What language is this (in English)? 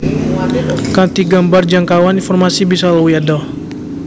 Javanese